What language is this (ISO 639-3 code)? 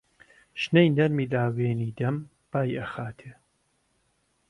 ckb